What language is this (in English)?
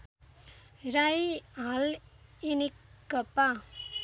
Nepali